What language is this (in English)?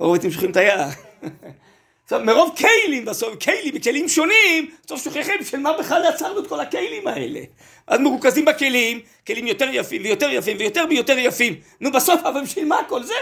Hebrew